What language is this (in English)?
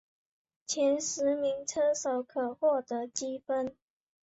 Chinese